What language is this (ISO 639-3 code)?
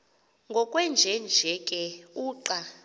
xho